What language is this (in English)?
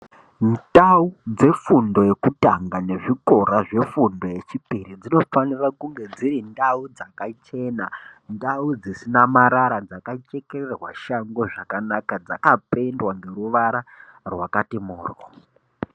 Ndau